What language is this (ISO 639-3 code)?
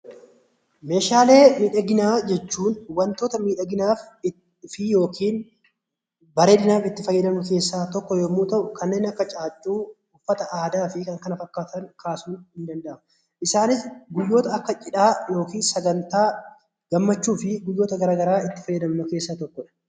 orm